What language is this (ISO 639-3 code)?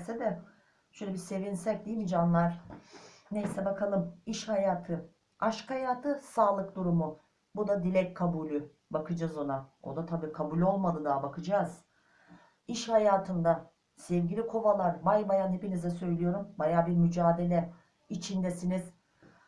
tur